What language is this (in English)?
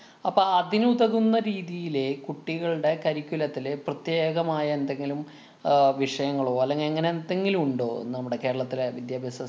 Malayalam